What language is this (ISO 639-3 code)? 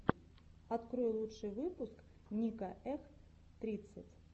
rus